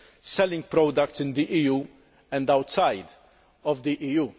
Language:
English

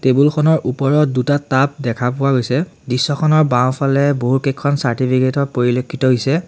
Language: Assamese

